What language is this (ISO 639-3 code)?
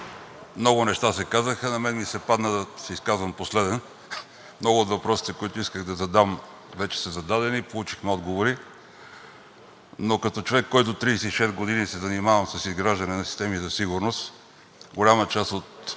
bul